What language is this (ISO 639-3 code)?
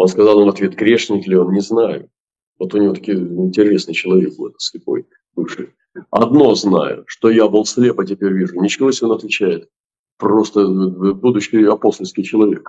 rus